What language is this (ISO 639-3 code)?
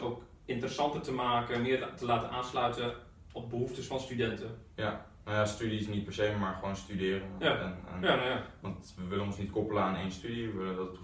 nld